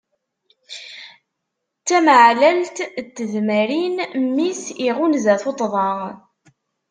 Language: Kabyle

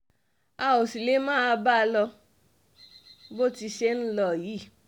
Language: Yoruba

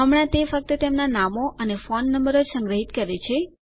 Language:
Gujarati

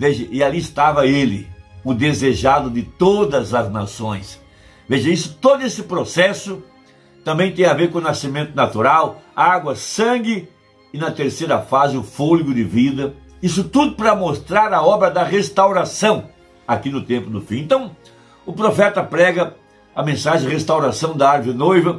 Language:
Portuguese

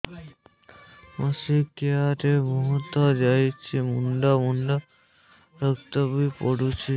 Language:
Odia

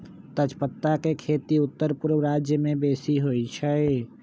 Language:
Magahi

